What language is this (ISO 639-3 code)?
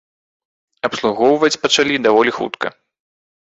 bel